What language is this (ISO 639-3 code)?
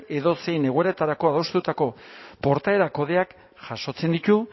eus